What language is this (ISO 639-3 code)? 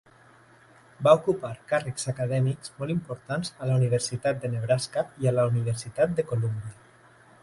cat